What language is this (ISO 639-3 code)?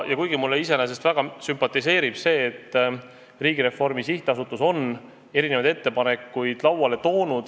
est